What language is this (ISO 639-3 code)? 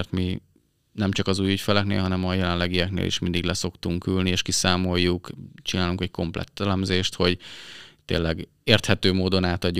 hun